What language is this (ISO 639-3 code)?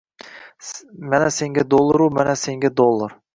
uzb